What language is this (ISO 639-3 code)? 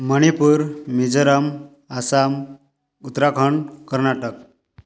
ori